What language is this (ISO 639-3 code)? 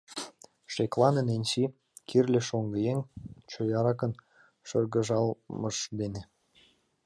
chm